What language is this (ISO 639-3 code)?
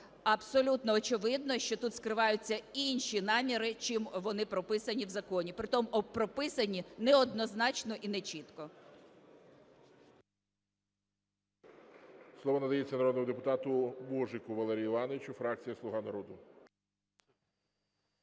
ukr